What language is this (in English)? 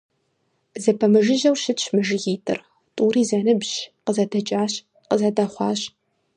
Kabardian